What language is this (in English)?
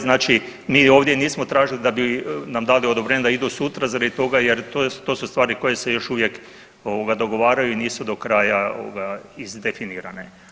Croatian